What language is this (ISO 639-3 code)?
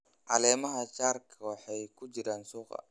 som